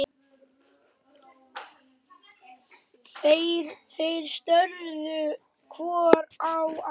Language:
Icelandic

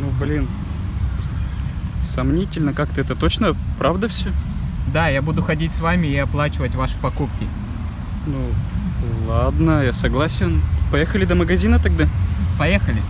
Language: Russian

